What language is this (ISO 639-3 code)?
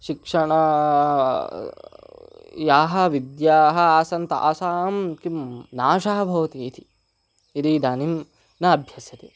san